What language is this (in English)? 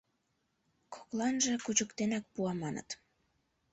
Mari